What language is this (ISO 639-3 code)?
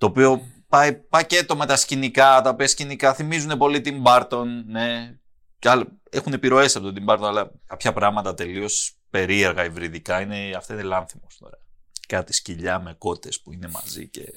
ell